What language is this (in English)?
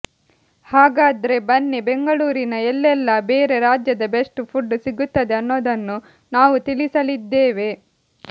Kannada